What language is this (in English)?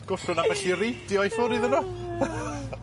Welsh